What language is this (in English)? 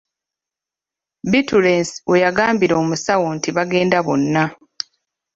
Ganda